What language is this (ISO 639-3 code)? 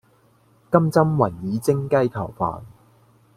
yue